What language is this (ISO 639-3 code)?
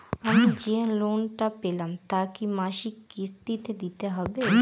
ben